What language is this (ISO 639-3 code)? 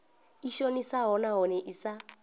ven